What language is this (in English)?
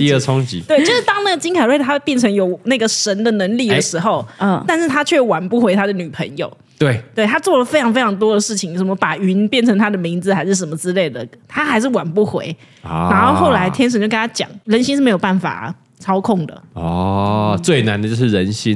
Chinese